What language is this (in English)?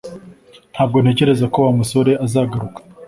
Kinyarwanda